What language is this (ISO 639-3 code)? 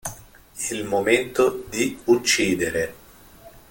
ita